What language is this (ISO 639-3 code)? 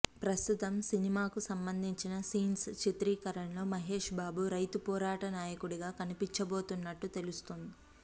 tel